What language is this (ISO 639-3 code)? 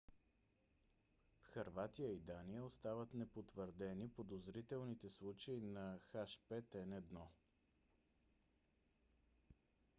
bul